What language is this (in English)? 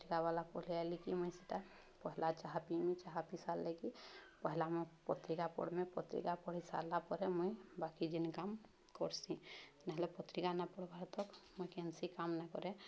Odia